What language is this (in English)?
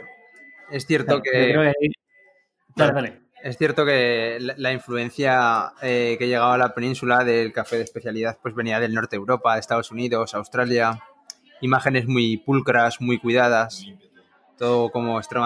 Spanish